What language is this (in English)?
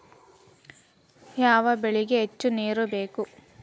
Kannada